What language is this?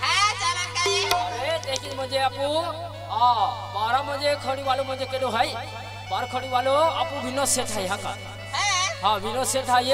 Hindi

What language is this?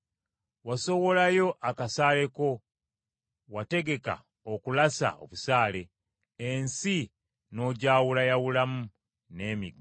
Ganda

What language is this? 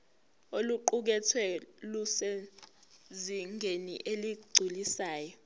Zulu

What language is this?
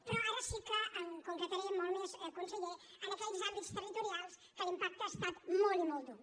Catalan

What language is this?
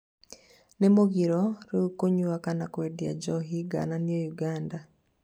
Kikuyu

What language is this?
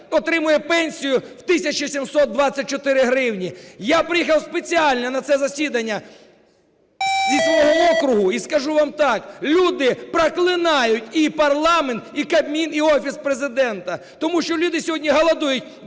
Ukrainian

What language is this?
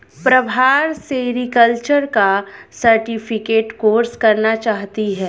Hindi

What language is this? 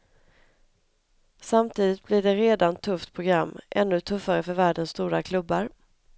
Swedish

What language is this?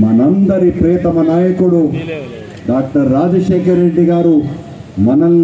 Hindi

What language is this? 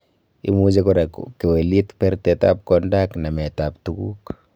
Kalenjin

